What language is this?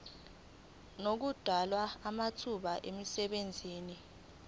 Zulu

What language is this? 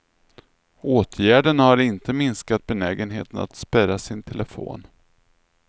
Swedish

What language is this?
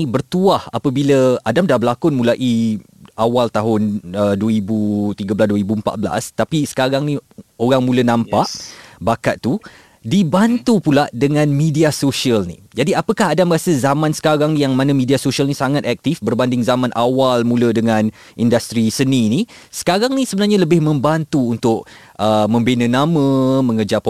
Malay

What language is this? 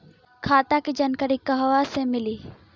Bhojpuri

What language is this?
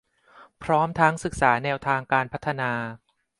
Thai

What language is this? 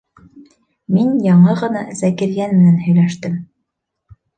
Bashkir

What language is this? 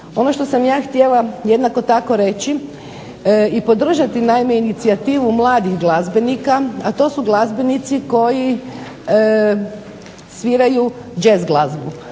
Croatian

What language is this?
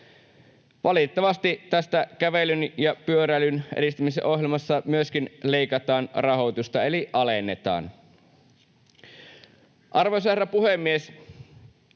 Finnish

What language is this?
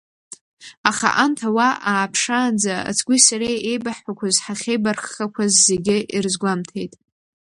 Abkhazian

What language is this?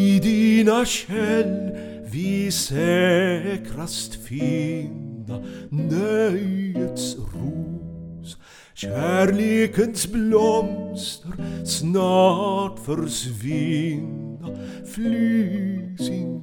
Swedish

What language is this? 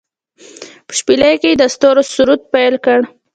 Pashto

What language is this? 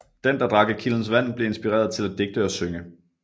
Danish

